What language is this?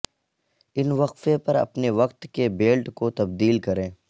Urdu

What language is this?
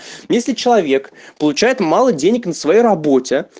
Russian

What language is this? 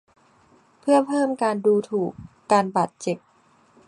Thai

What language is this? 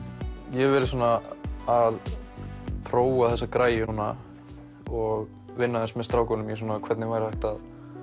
Icelandic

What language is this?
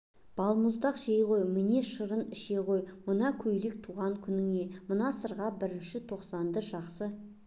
Kazakh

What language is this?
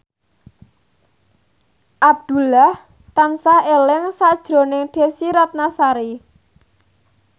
Javanese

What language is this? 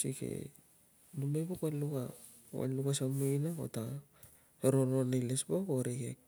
Tungag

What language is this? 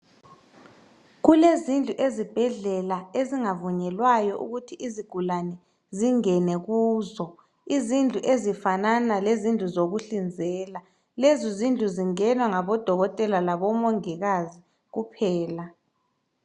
North Ndebele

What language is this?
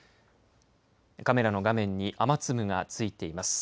Japanese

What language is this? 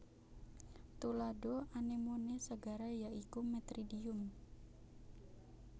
Javanese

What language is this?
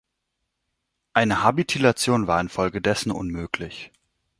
German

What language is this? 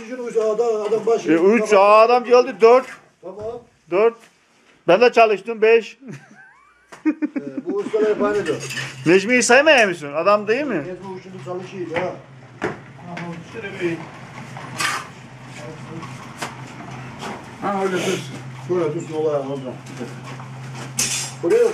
Turkish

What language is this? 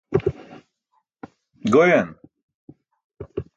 Burushaski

